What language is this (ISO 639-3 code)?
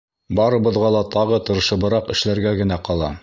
bak